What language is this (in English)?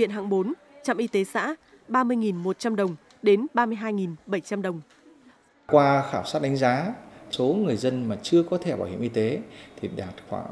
Vietnamese